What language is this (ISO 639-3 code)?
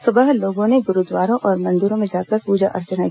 hin